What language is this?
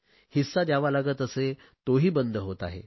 Marathi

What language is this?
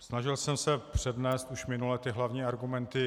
Czech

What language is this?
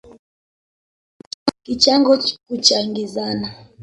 Swahili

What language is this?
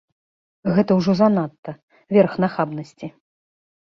Belarusian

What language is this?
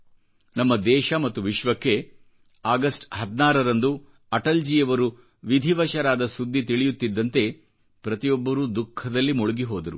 Kannada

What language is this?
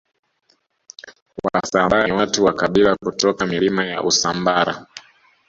Swahili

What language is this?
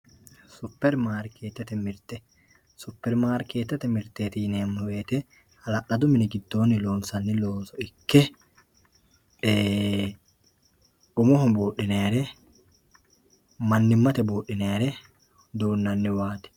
Sidamo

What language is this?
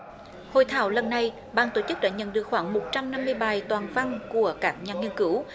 Vietnamese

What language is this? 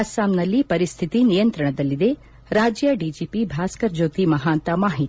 Kannada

